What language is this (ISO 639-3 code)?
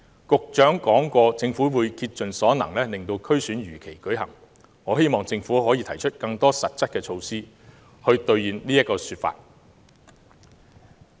yue